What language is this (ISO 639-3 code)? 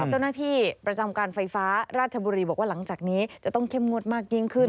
tha